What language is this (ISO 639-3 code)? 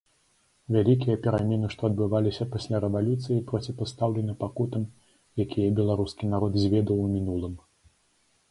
bel